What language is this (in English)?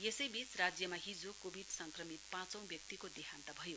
Nepali